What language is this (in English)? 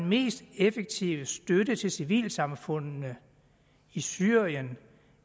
Danish